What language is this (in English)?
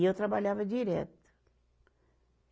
Portuguese